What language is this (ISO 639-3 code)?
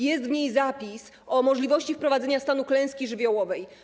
pol